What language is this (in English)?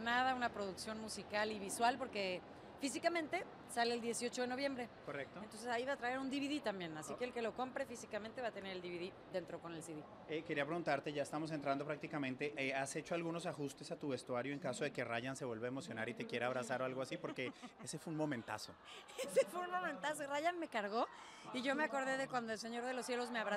Spanish